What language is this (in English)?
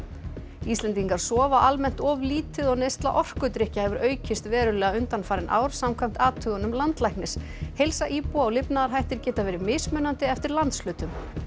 Icelandic